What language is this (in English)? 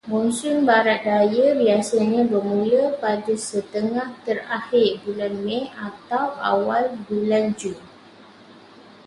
Malay